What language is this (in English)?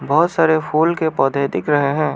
Hindi